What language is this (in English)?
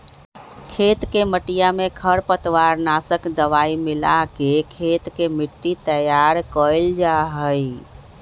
Magahi